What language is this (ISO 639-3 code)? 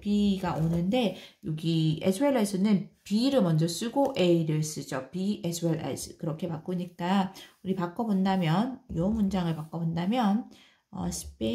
kor